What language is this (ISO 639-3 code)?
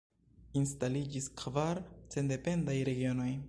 epo